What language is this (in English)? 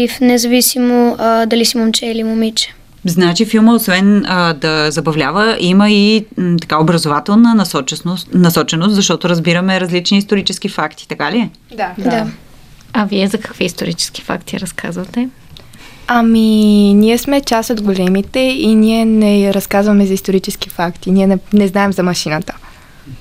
Bulgarian